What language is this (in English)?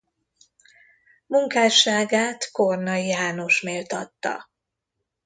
Hungarian